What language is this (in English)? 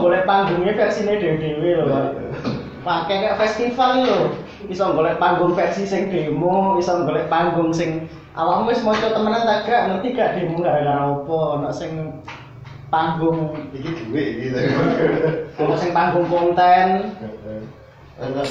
Indonesian